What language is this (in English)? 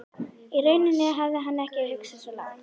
Icelandic